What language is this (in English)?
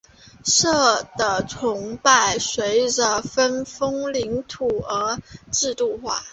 Chinese